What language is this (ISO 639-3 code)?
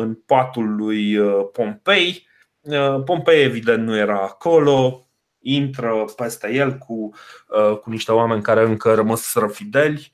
ron